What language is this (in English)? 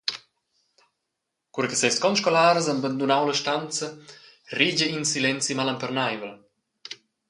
Romansh